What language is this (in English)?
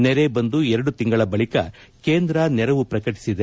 Kannada